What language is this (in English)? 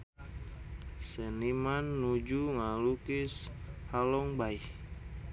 Sundanese